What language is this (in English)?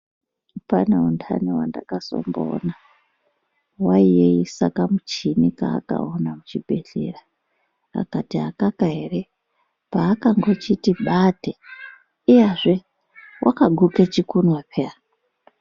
Ndau